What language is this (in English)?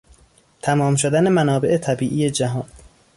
Persian